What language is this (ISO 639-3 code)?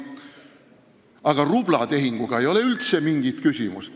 est